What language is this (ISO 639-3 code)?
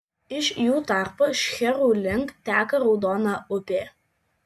lit